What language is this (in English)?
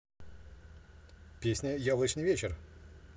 Russian